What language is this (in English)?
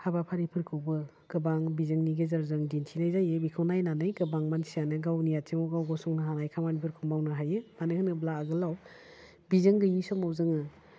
Bodo